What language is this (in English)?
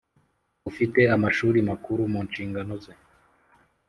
Kinyarwanda